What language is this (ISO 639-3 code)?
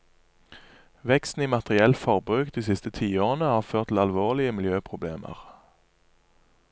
nor